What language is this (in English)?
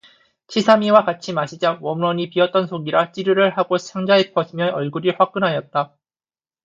Korean